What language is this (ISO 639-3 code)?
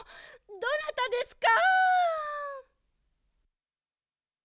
jpn